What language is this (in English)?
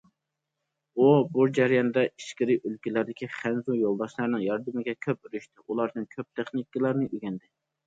Uyghur